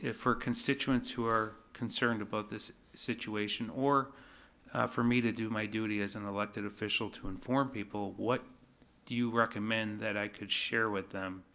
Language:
English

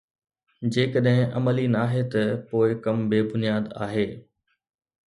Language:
Sindhi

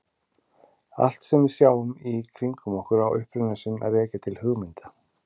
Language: Icelandic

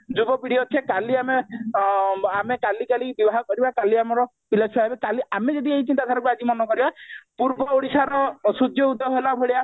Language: Odia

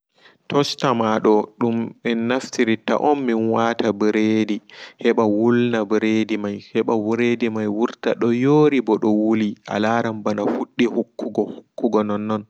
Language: Fula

